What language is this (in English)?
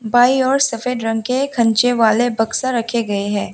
Hindi